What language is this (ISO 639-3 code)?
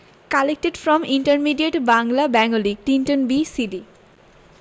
ben